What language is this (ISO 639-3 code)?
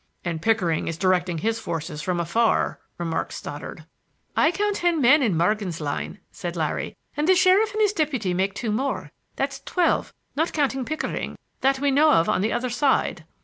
eng